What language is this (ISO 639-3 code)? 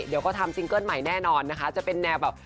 tha